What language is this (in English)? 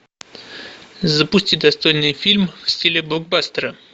Russian